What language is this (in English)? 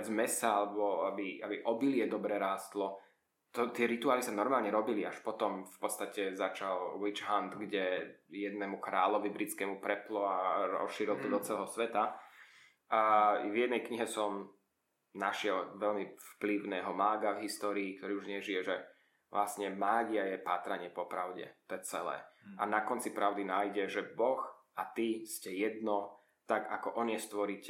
Slovak